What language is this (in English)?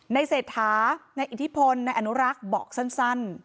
Thai